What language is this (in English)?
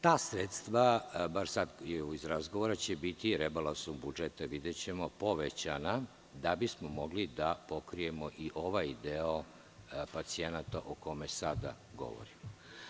Serbian